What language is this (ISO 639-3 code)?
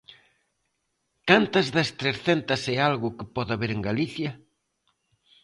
glg